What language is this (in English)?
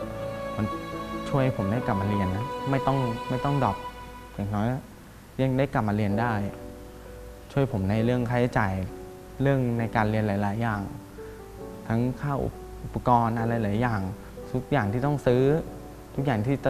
Thai